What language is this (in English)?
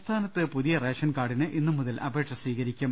Malayalam